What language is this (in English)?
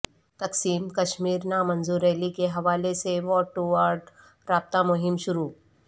Urdu